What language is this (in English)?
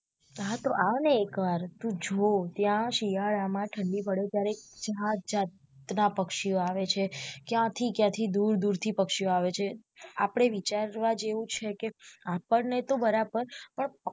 Gujarati